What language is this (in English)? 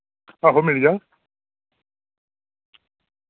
Dogri